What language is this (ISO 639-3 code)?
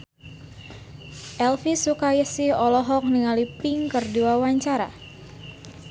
sun